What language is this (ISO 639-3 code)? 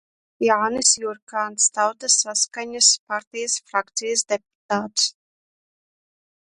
lav